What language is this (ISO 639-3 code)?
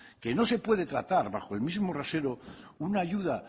spa